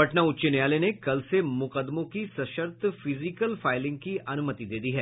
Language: Hindi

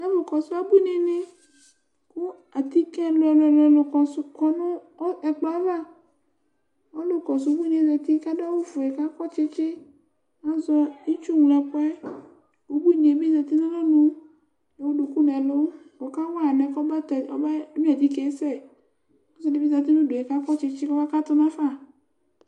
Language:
Ikposo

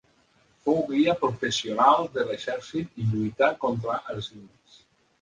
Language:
Catalan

